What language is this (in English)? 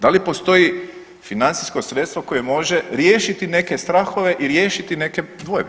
Croatian